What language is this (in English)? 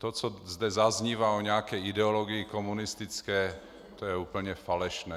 Czech